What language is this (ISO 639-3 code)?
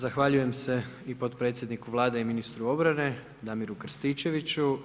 hrv